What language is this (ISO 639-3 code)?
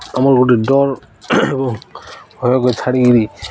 ori